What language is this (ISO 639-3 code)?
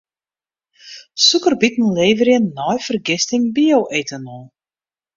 fry